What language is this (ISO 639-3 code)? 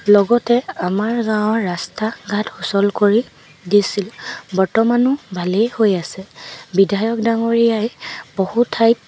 asm